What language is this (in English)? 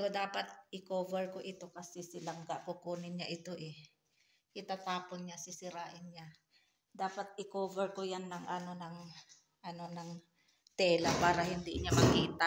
Filipino